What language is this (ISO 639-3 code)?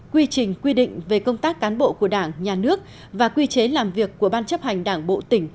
vie